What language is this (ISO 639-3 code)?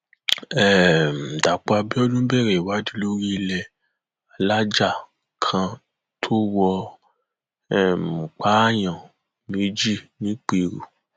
yor